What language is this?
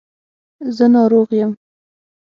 Pashto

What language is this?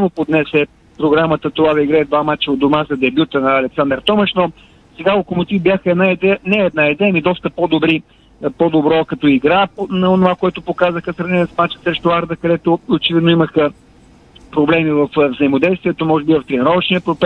Bulgarian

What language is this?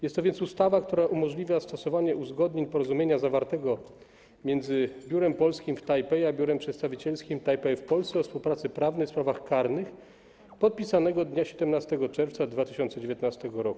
Polish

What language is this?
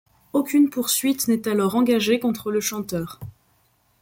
French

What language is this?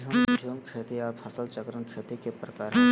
Magahi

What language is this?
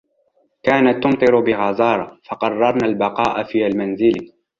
Arabic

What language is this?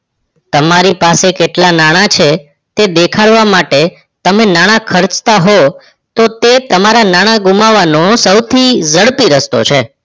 Gujarati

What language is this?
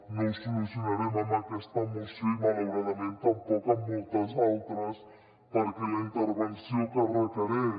Catalan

